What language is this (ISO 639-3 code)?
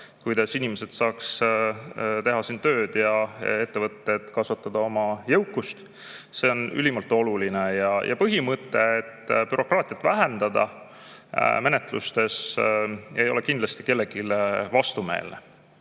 est